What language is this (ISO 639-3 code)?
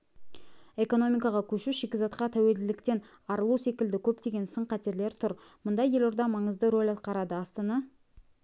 kaz